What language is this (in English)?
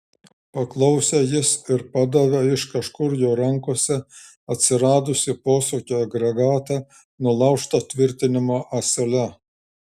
Lithuanian